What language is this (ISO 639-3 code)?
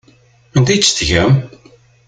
kab